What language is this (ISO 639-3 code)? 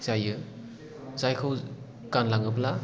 brx